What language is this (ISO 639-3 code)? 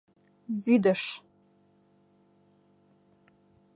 chm